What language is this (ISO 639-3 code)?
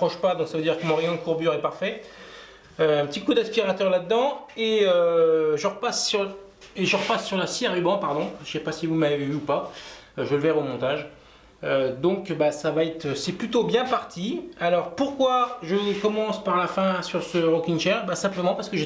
fra